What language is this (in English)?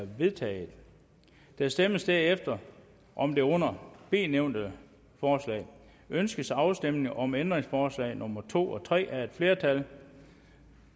Danish